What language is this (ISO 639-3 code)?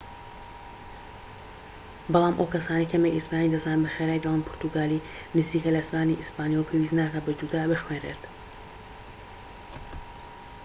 ckb